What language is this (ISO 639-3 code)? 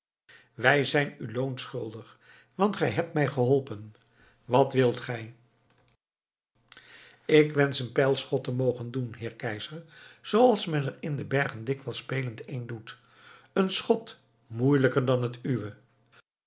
nld